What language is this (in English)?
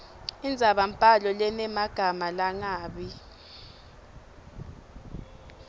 Swati